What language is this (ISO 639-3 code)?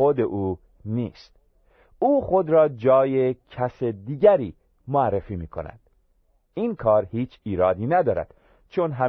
fas